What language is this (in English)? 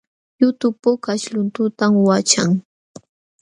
Jauja Wanca Quechua